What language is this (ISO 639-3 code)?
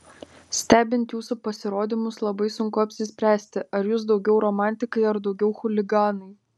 lit